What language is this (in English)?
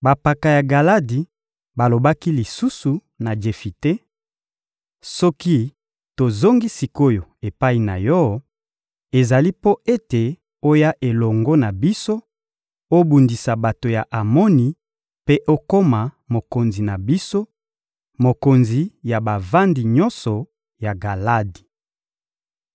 Lingala